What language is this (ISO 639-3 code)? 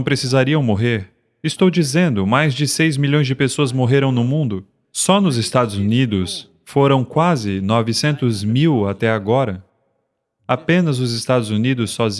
por